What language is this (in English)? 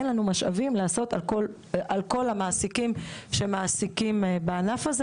Hebrew